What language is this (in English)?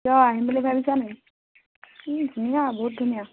Assamese